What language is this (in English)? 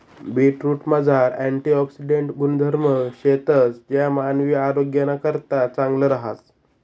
Marathi